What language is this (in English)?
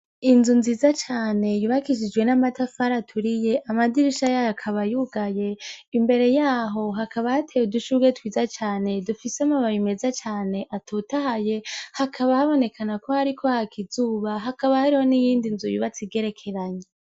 Rundi